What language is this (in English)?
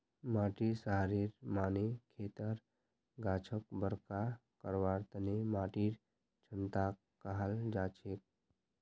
Magahi